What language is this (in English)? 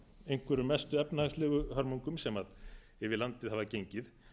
Icelandic